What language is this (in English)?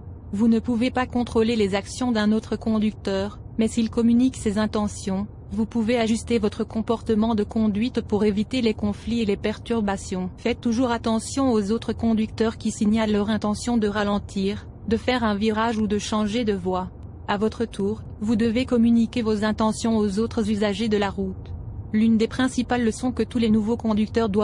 French